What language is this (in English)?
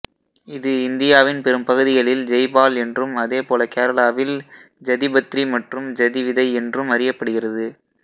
Tamil